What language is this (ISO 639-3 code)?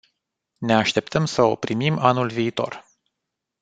ron